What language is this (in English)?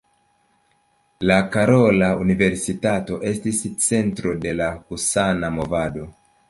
Esperanto